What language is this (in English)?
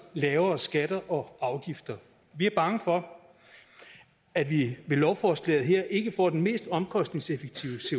Danish